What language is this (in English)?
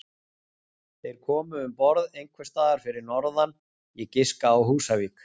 Icelandic